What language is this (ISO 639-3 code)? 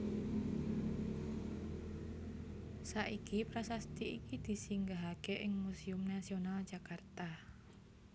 jav